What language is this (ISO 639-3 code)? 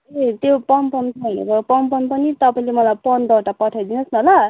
nep